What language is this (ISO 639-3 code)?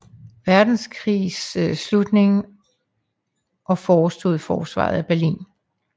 dan